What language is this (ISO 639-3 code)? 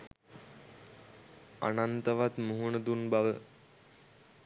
sin